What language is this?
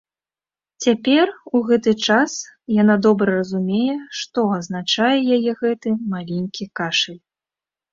Belarusian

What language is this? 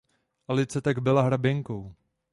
Czech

